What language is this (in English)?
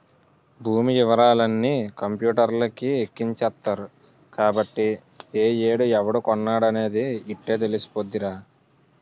Telugu